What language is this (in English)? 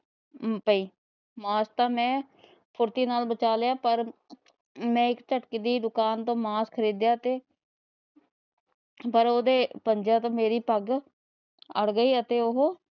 Punjabi